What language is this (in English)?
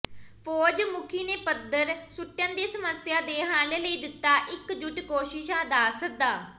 Punjabi